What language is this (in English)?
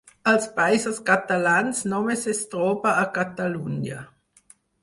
Catalan